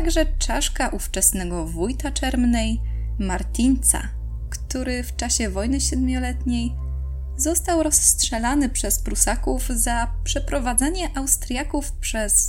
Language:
Polish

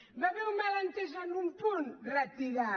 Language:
Catalan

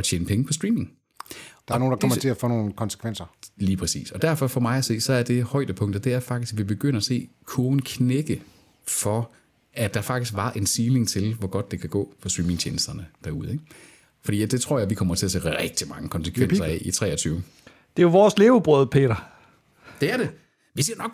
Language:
Danish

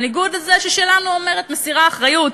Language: Hebrew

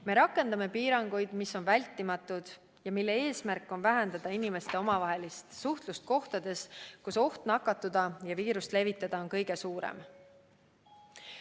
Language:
Estonian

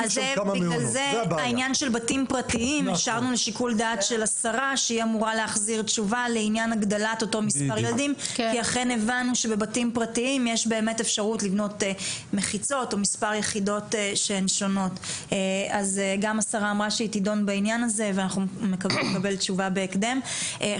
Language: Hebrew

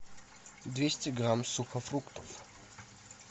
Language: Russian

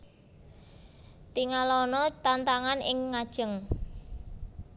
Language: Javanese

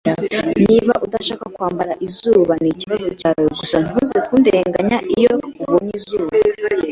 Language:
Kinyarwanda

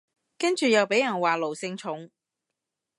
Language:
Cantonese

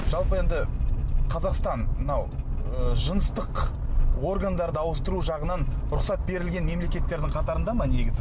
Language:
Kazakh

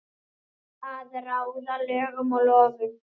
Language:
Icelandic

